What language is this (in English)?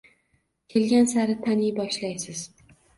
Uzbek